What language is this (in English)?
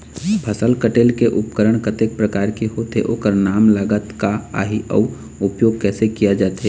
Chhattisgarhi